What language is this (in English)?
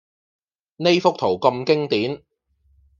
Cantonese